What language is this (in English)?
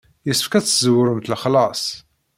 Kabyle